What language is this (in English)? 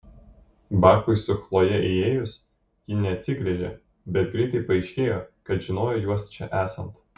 Lithuanian